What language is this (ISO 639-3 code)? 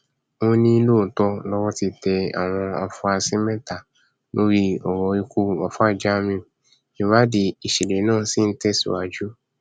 yor